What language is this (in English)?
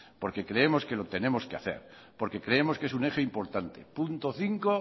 Spanish